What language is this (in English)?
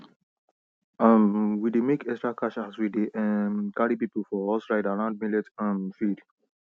Nigerian Pidgin